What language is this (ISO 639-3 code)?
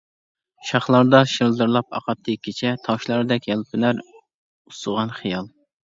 uig